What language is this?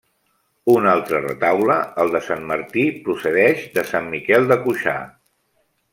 Catalan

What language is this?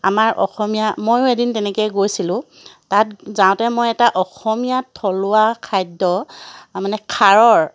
Assamese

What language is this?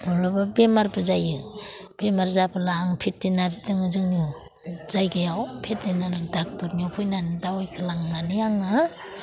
Bodo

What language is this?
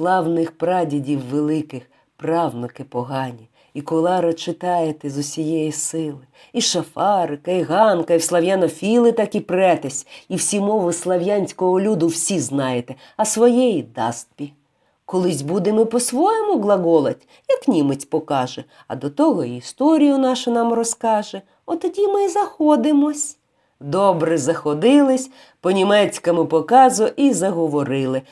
Ukrainian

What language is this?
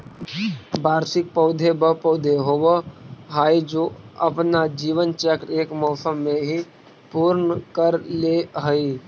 Magahi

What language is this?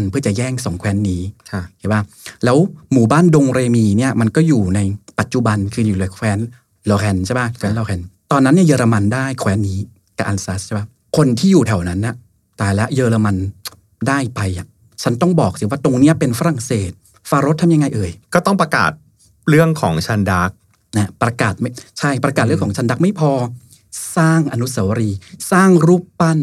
Thai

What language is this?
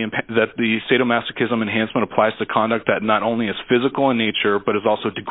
English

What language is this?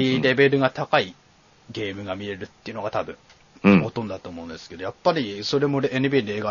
Japanese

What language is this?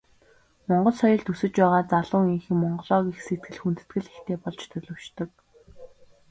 Mongolian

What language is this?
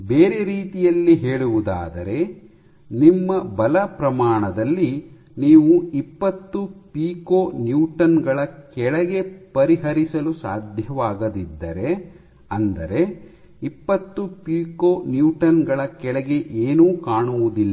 Kannada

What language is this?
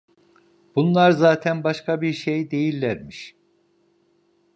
Turkish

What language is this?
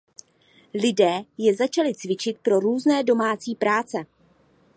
Czech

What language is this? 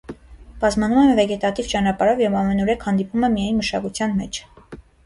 Armenian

